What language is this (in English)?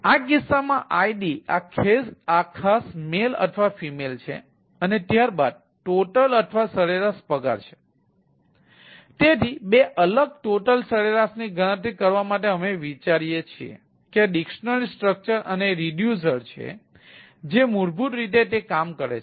Gujarati